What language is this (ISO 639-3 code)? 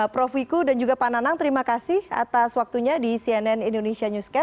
ind